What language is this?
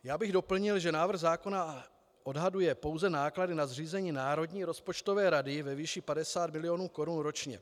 Czech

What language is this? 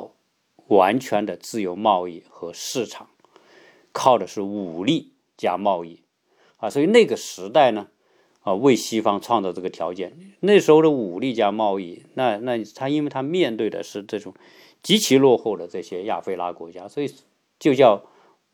Chinese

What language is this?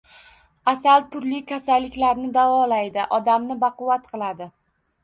Uzbek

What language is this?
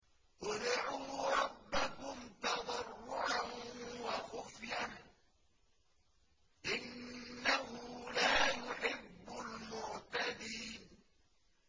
Arabic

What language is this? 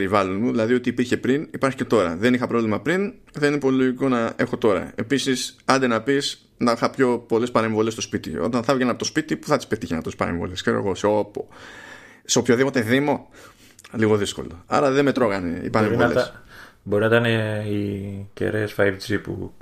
Greek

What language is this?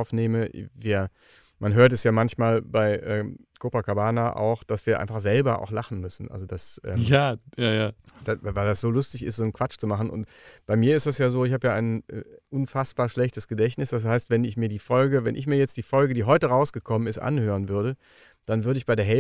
German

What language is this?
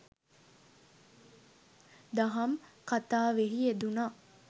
Sinhala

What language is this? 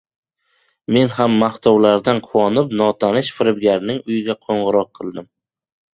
Uzbek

